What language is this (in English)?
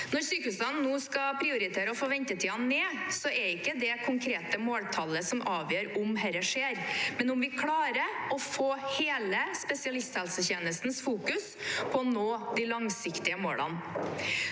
Norwegian